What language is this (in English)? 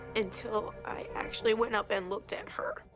English